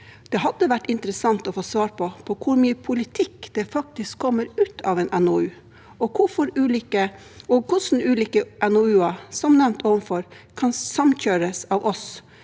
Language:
Norwegian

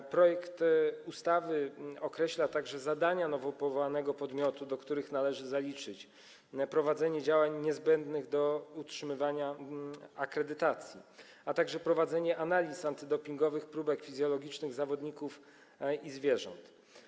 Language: Polish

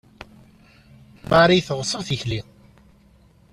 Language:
Kabyle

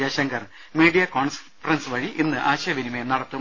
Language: Malayalam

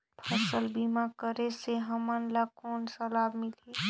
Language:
Chhattisgarhi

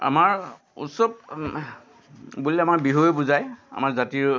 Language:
Assamese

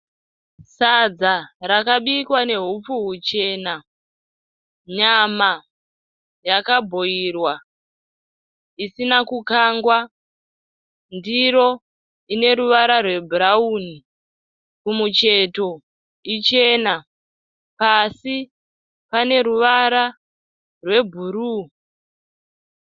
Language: Shona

